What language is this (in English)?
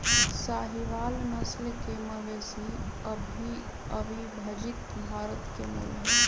Magahi